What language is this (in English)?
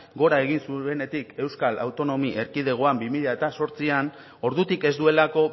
Basque